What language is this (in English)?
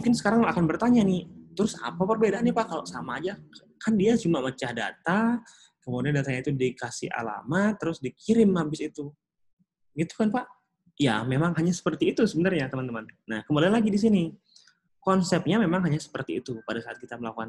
Indonesian